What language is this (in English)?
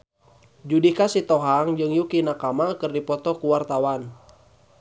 Sundanese